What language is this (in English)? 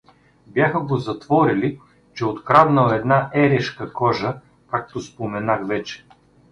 Bulgarian